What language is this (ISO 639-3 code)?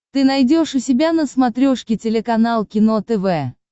rus